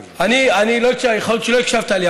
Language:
Hebrew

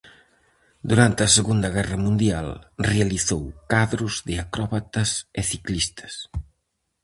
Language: Galician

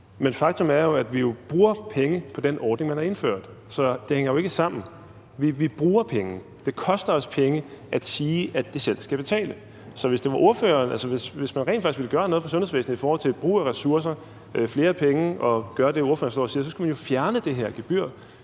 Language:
Danish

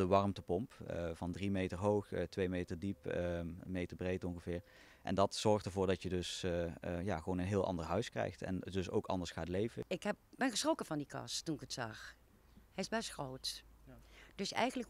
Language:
Dutch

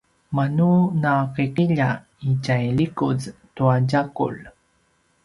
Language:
Paiwan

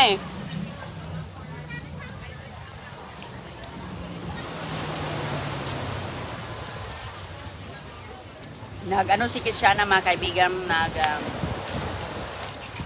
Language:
Filipino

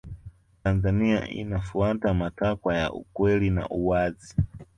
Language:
Swahili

